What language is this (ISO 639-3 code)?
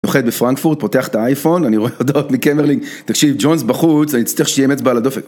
heb